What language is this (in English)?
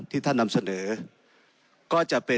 Thai